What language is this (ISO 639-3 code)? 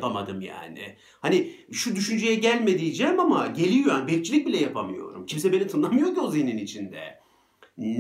tur